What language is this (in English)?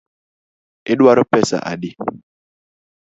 Luo (Kenya and Tanzania)